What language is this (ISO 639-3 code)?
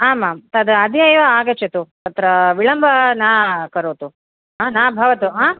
san